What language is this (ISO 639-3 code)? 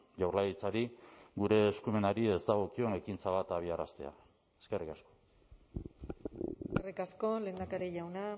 eus